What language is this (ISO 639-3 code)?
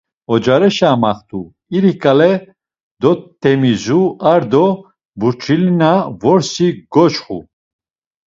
lzz